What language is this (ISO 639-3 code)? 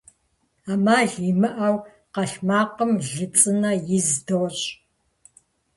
kbd